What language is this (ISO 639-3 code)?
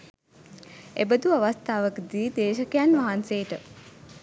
sin